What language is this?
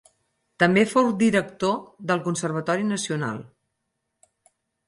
Catalan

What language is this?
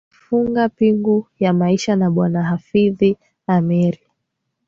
Swahili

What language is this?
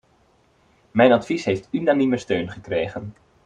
Dutch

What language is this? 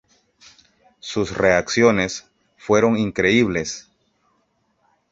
Spanish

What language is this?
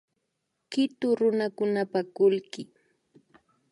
Imbabura Highland Quichua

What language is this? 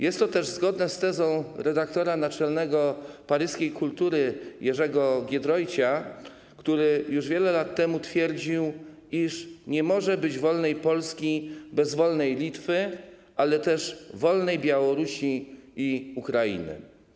Polish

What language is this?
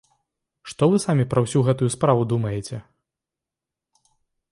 Belarusian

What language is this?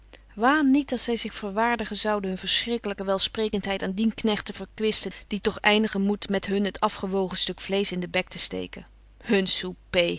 Dutch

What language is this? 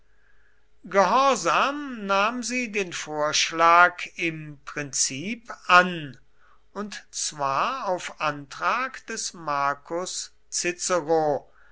German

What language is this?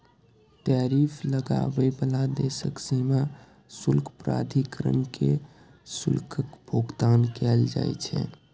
Maithili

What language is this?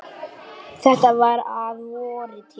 Icelandic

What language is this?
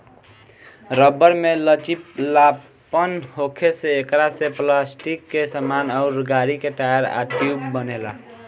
Bhojpuri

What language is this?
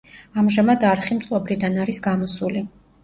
Georgian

